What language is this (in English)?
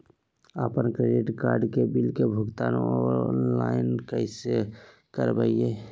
Magahi